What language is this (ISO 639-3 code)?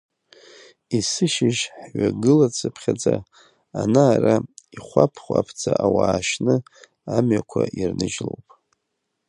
abk